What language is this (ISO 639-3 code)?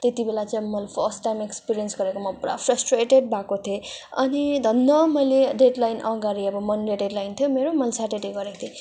nep